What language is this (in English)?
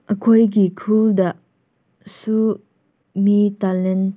Manipuri